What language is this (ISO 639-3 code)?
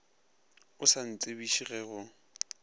nso